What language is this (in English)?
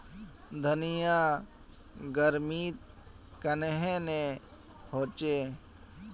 Magahi